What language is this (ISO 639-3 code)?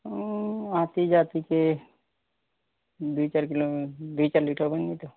ori